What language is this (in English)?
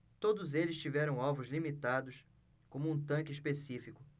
Portuguese